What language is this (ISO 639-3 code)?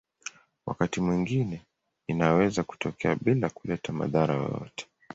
swa